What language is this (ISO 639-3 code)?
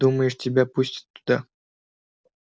rus